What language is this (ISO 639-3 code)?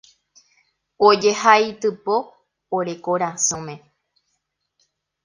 grn